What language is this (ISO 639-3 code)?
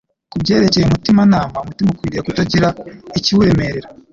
kin